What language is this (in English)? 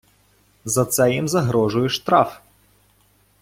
Ukrainian